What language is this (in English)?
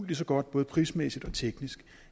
Danish